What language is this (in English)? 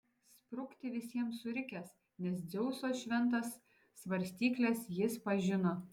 Lithuanian